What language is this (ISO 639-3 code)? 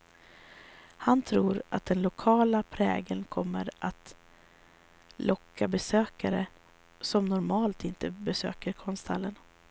swe